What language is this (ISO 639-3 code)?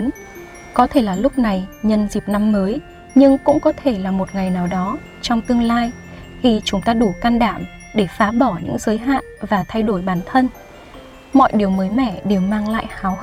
vie